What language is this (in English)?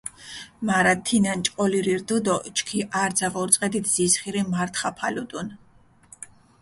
Mingrelian